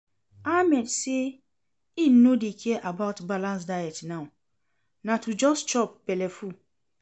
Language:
Nigerian Pidgin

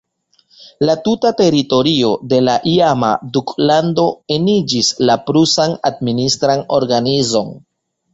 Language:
Esperanto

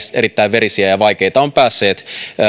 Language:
Finnish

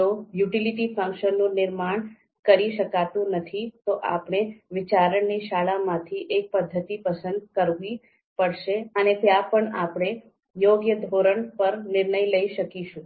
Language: Gujarati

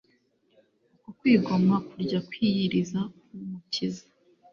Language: Kinyarwanda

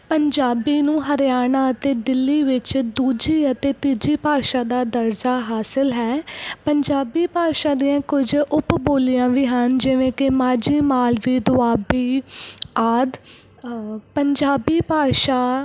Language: Punjabi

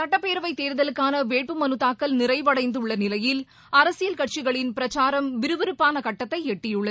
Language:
Tamil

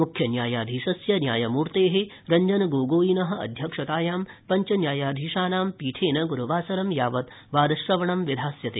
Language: Sanskrit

